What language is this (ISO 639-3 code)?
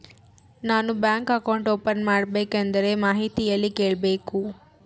kan